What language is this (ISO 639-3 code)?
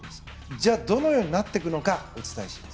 jpn